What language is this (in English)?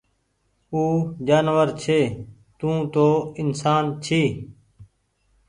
Goaria